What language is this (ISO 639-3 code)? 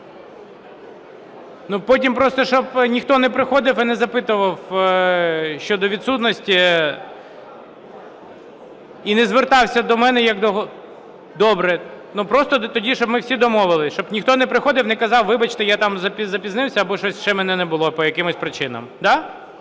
ukr